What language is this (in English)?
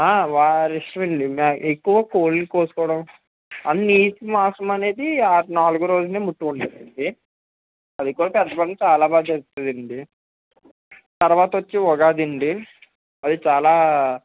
Telugu